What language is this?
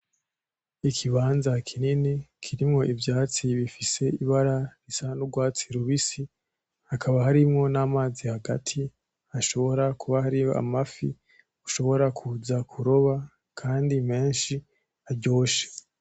Rundi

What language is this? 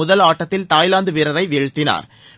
Tamil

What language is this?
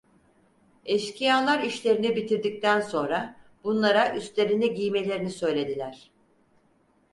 Turkish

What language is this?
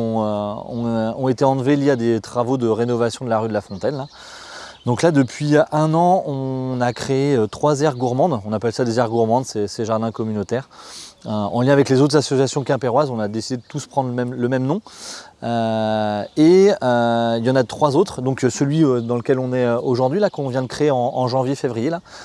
French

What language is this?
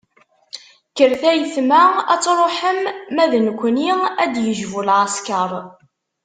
Kabyle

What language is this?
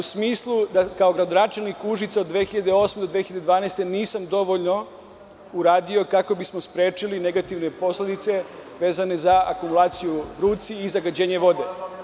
Serbian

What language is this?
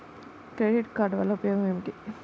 Telugu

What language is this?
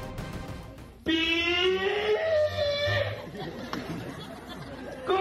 Hindi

